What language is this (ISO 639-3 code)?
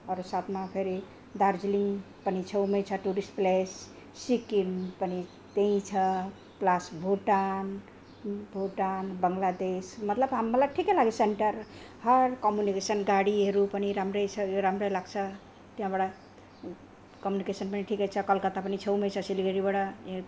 nep